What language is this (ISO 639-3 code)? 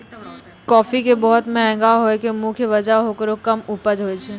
mai